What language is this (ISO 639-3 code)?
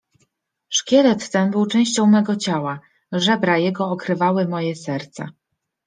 pol